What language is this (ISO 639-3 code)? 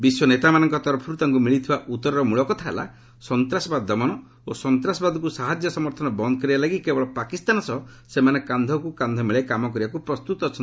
ori